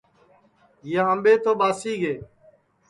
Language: Sansi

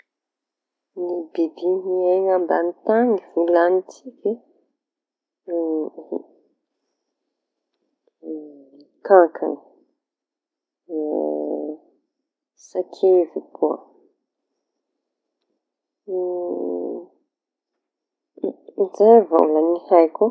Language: Tanosy Malagasy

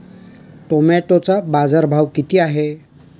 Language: Marathi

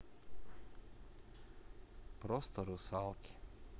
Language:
Russian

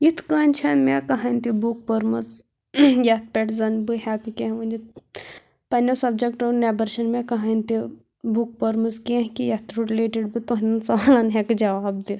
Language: Kashmiri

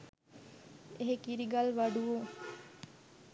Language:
Sinhala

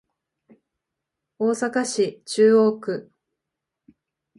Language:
Japanese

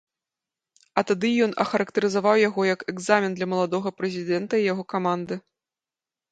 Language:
Belarusian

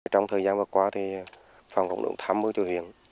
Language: Vietnamese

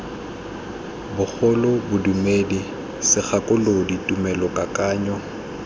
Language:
Tswana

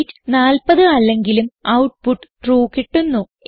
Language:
Malayalam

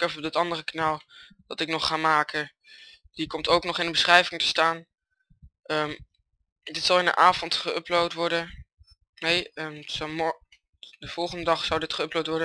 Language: Dutch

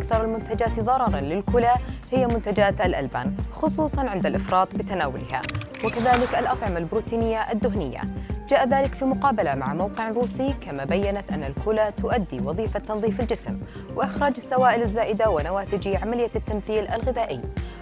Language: Arabic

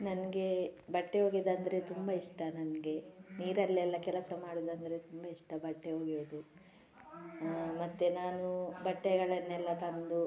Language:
Kannada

